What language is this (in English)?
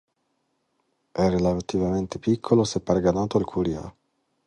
Italian